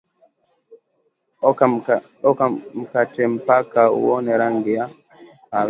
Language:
Swahili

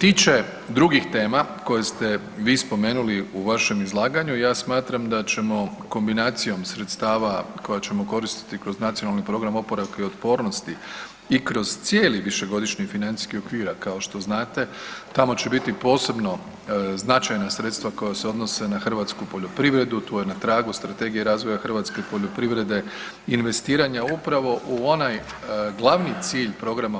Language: Croatian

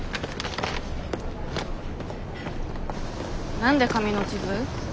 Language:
Japanese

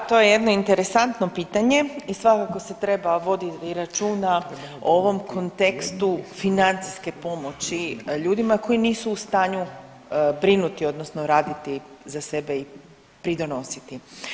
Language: Croatian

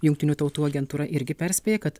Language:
Lithuanian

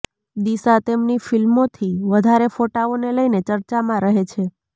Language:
Gujarati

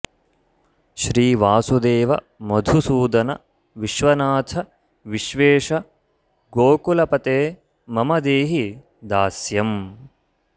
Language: Sanskrit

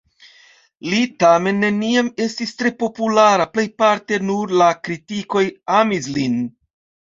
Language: Esperanto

